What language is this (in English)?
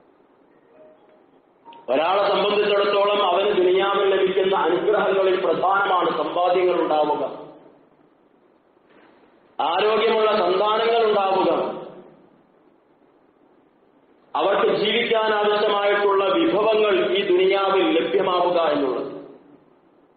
Arabic